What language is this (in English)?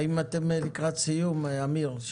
Hebrew